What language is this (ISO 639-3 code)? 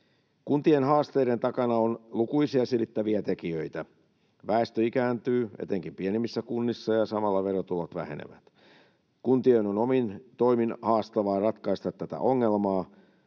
fin